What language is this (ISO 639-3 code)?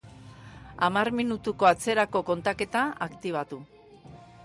eus